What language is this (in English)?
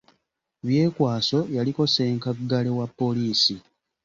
Ganda